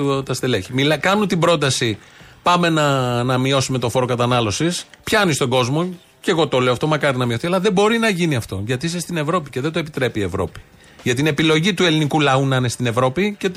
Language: Greek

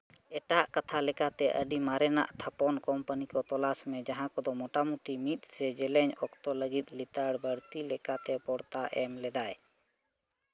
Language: Santali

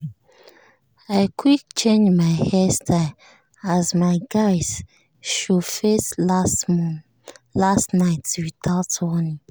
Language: Nigerian Pidgin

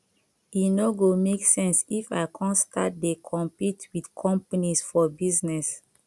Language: Nigerian Pidgin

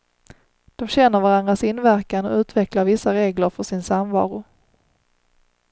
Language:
Swedish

